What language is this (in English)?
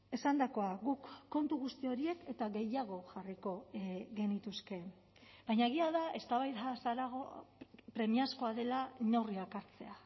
Basque